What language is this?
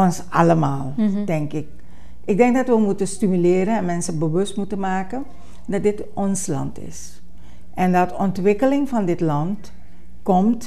Dutch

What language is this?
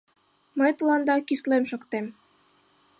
Mari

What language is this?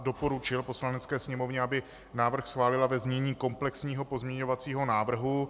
Czech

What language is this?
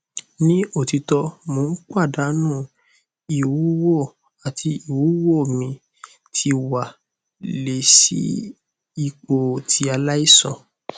Yoruba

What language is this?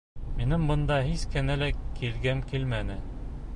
Bashkir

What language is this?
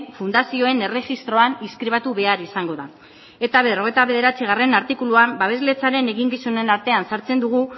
Basque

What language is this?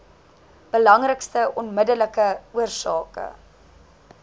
Afrikaans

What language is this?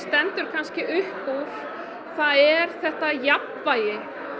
Icelandic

